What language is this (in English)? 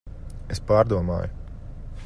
Latvian